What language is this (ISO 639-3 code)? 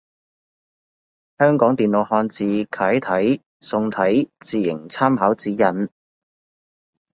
yue